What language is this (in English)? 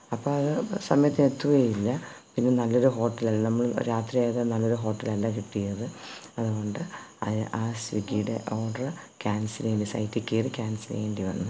Malayalam